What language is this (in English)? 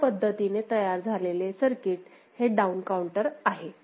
Marathi